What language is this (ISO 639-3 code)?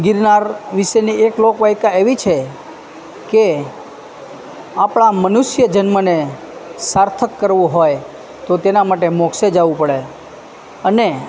guj